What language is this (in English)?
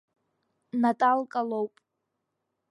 Abkhazian